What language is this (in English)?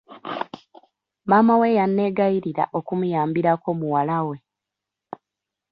Ganda